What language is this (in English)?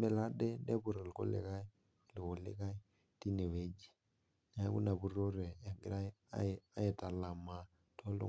Masai